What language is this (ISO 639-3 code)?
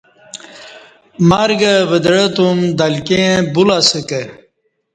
bsh